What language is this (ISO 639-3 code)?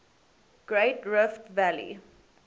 eng